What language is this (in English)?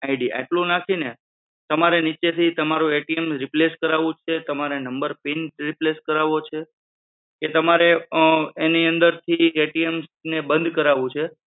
Gujarati